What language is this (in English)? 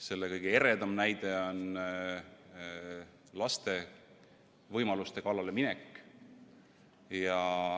Estonian